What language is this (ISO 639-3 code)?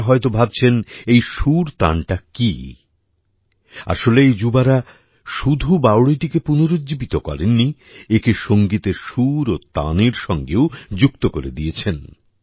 ben